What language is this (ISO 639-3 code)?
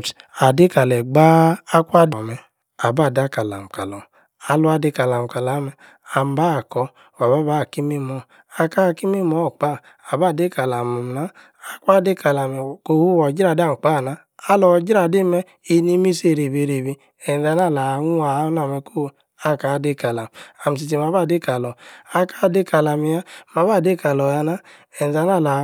ekr